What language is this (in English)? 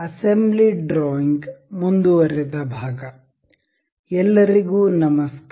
Kannada